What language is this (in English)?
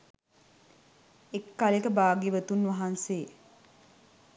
Sinhala